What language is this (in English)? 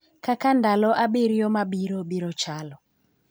Luo (Kenya and Tanzania)